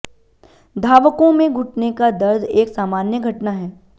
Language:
Hindi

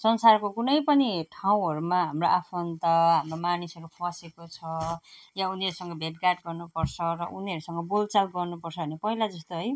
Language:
Nepali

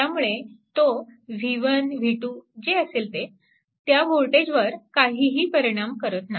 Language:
Marathi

